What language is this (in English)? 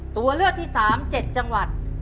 Thai